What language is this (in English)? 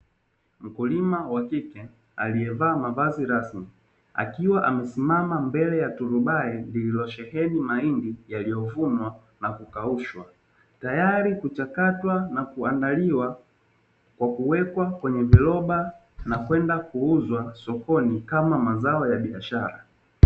Swahili